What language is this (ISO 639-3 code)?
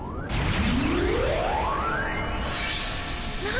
jpn